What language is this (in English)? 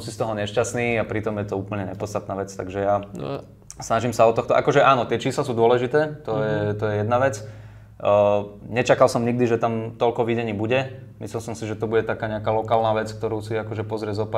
Slovak